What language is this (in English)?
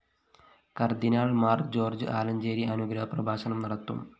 Malayalam